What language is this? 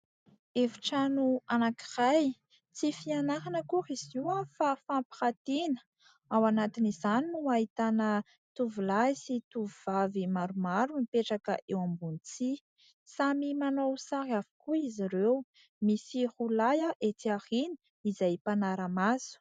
Malagasy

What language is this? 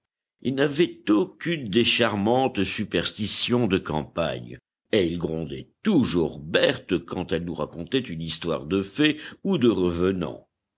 French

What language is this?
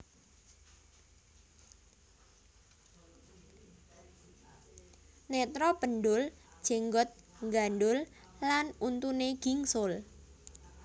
Javanese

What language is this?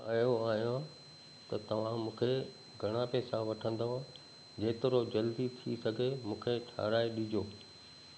Sindhi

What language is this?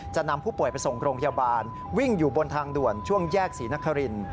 Thai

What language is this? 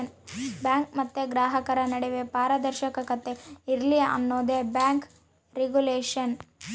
Kannada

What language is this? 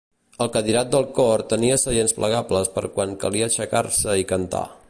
Catalan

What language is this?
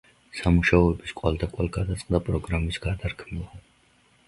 Georgian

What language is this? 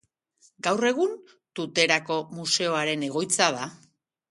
Basque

